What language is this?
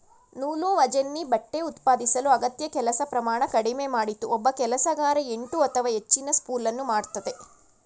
Kannada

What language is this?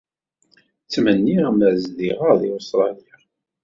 Kabyle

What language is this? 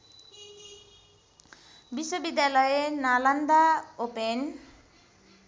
Nepali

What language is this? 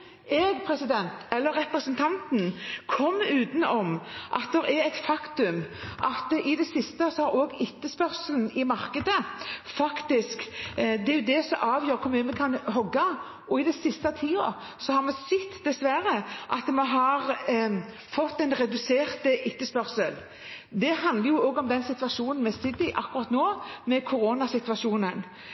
Norwegian Bokmål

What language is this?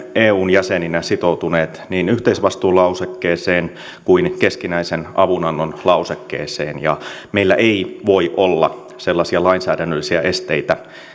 Finnish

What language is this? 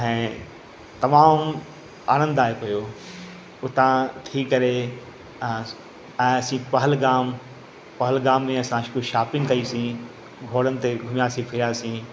Sindhi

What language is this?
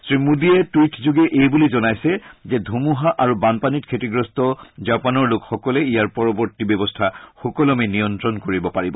Assamese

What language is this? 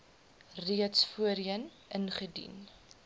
Afrikaans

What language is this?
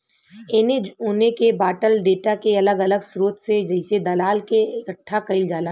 Bhojpuri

